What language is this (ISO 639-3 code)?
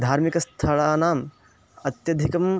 san